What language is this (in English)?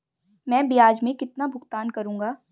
Hindi